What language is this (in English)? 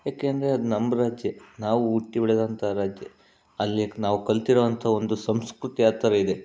Kannada